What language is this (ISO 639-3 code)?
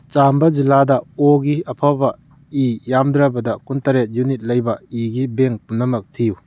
mni